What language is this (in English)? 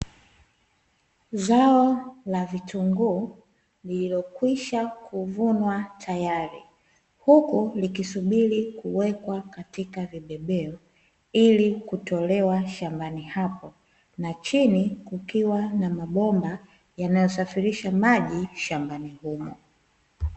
Swahili